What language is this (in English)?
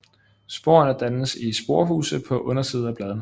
Danish